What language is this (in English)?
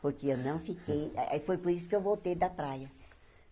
Portuguese